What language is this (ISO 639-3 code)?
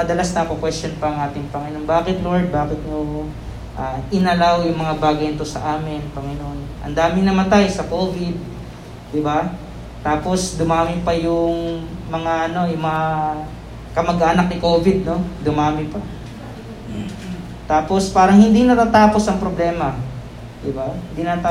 fil